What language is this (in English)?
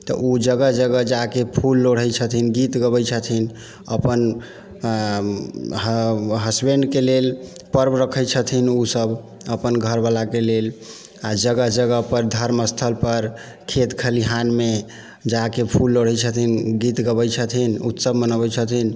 Maithili